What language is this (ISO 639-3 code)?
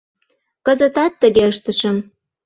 chm